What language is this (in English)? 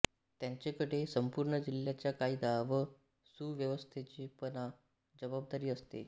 Marathi